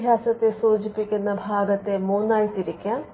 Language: Malayalam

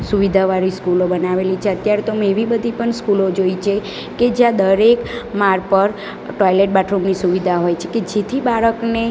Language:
Gujarati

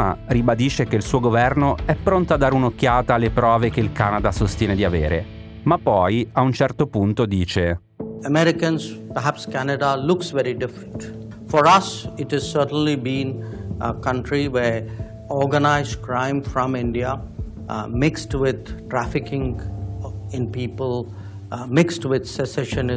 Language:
Italian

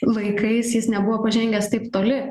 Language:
Lithuanian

